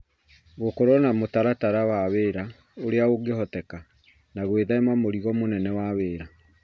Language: Kikuyu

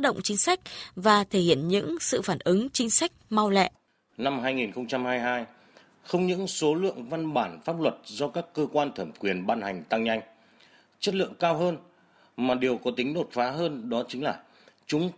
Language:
Vietnamese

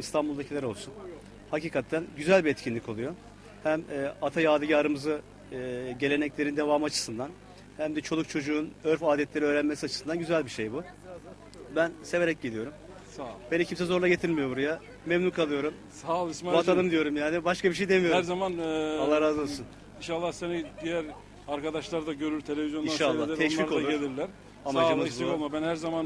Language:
Turkish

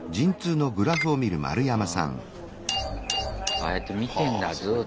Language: Japanese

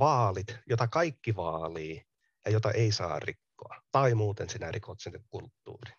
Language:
Finnish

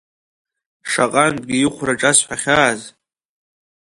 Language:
Abkhazian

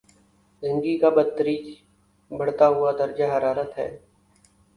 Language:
Urdu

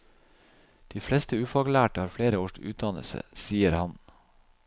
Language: Norwegian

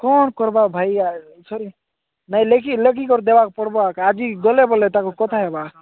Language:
Odia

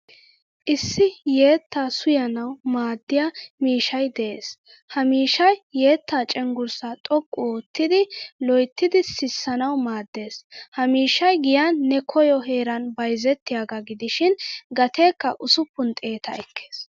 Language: Wolaytta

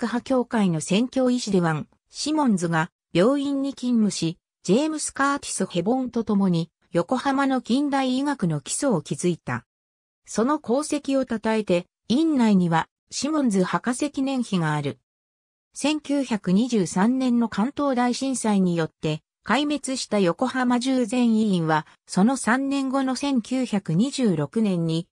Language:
Japanese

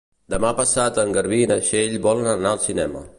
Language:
Catalan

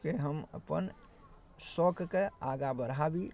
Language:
Maithili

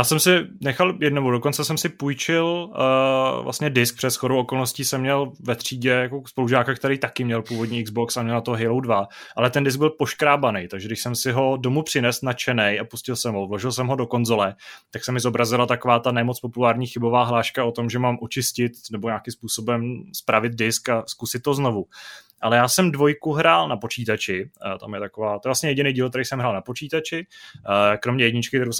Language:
Czech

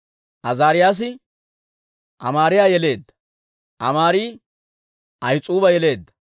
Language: Dawro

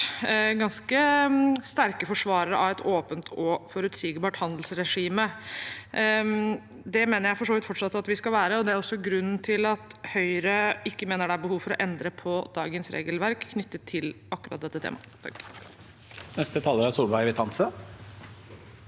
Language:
Norwegian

